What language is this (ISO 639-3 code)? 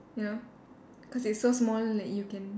eng